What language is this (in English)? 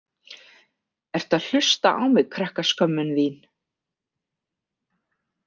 Icelandic